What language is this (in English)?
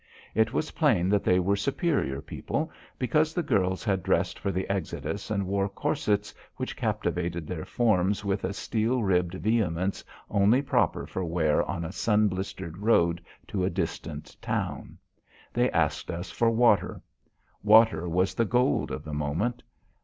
English